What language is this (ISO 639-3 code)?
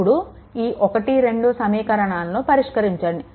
tel